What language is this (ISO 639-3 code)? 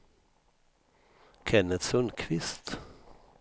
swe